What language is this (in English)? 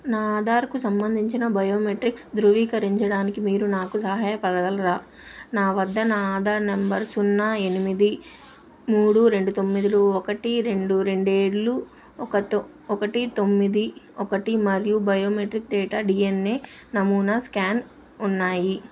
Telugu